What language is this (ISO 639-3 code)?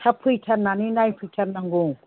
brx